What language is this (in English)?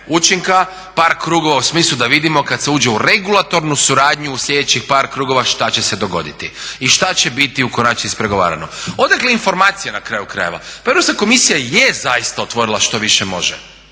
Croatian